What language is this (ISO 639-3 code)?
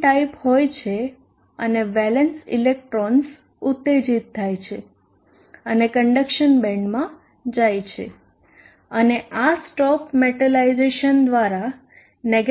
guj